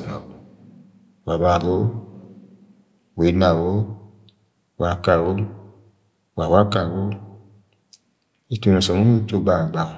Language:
Agwagwune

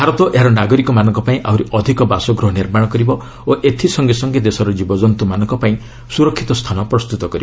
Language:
Odia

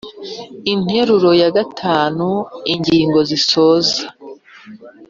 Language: Kinyarwanda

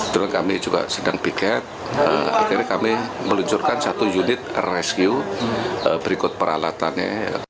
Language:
Indonesian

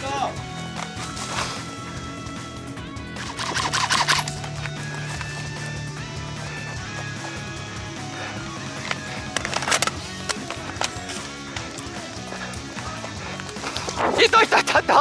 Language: Japanese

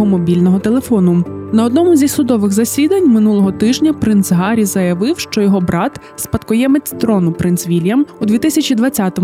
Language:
Ukrainian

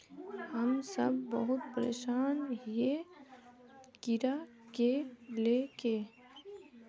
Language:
Magahi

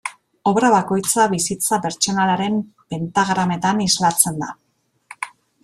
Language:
Basque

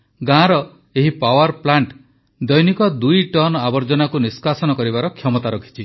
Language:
Odia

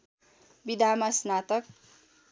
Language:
Nepali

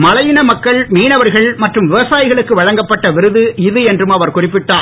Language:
Tamil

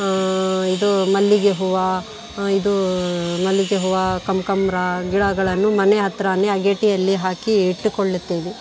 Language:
Kannada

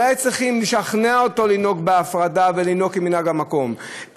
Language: Hebrew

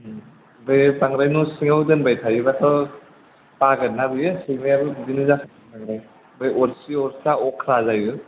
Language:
Bodo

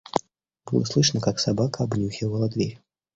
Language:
Russian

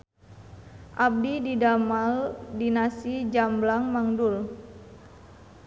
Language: Sundanese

